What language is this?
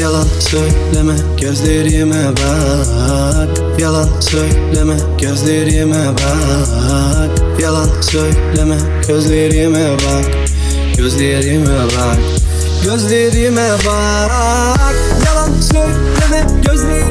Turkish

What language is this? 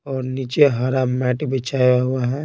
Hindi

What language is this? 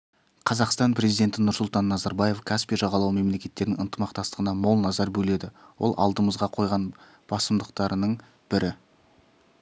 Kazakh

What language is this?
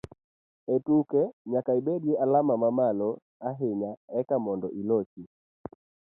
Luo (Kenya and Tanzania)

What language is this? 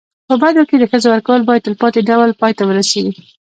Pashto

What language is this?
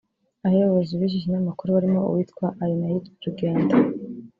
Kinyarwanda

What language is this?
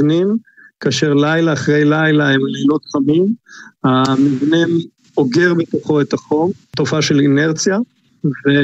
Hebrew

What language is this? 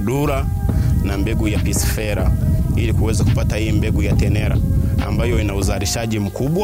Swahili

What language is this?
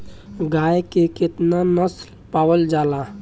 Bhojpuri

